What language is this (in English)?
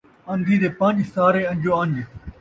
Saraiki